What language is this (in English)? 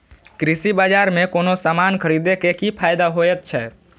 Maithili